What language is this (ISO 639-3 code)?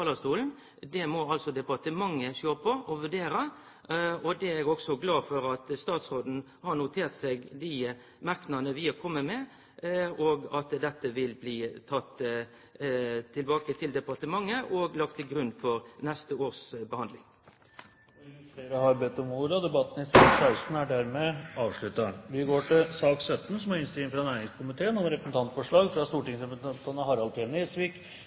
nor